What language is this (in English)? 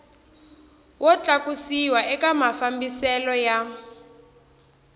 Tsonga